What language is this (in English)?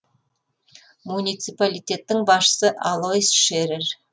Kazakh